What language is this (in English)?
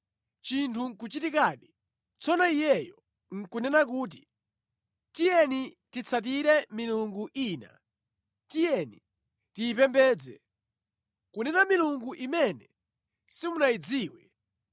Nyanja